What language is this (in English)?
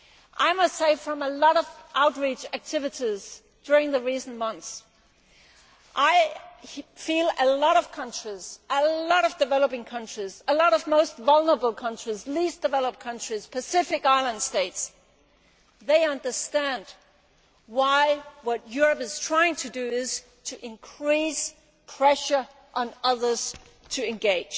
English